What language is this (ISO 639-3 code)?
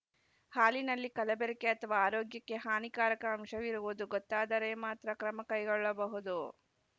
kan